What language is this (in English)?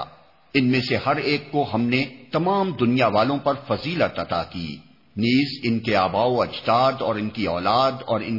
Urdu